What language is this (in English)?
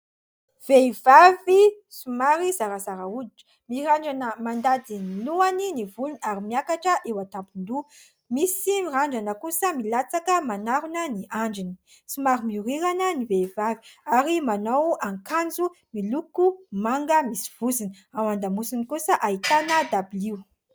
Malagasy